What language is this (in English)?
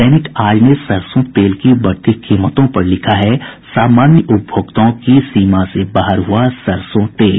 Hindi